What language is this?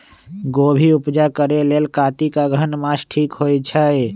Magahi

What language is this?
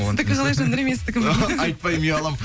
Kazakh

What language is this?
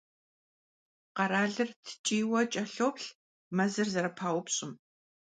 Kabardian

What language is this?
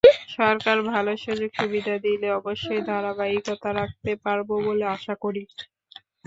Bangla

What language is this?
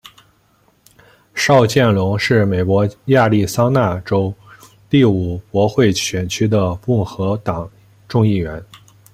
Chinese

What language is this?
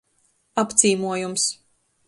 Latgalian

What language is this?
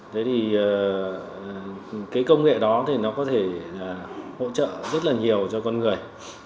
Vietnamese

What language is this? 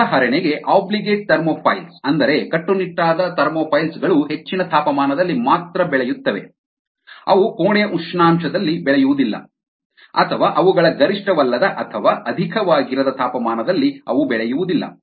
Kannada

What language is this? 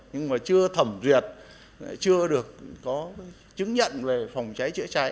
Vietnamese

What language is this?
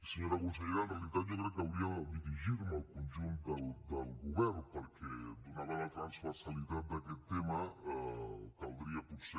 Catalan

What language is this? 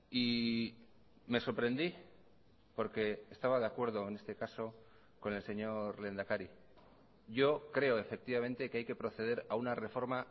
Spanish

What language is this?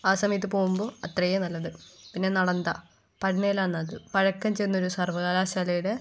Malayalam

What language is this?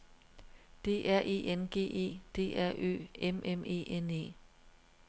Danish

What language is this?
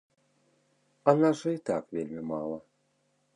Belarusian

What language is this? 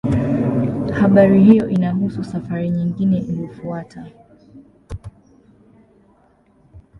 Swahili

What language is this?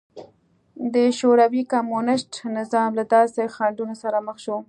Pashto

